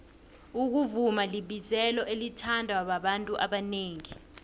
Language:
South Ndebele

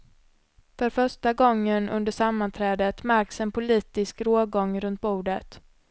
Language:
Swedish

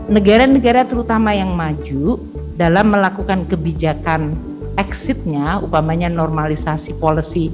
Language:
Indonesian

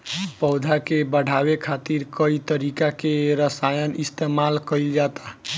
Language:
Bhojpuri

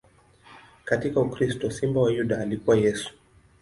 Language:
Swahili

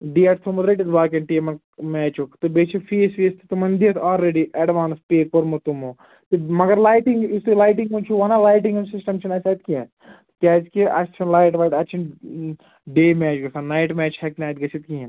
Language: Kashmiri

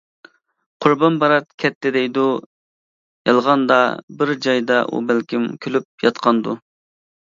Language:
Uyghur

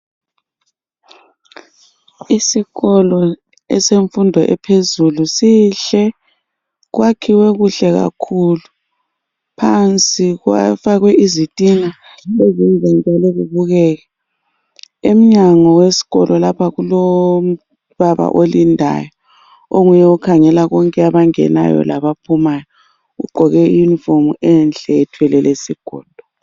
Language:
North Ndebele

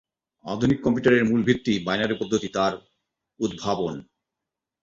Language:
Bangla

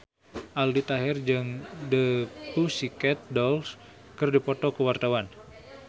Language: Sundanese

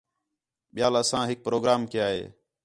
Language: Khetrani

